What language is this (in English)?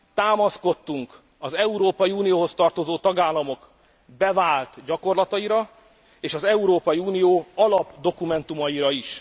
Hungarian